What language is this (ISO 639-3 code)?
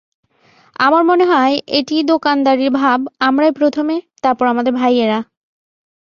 ben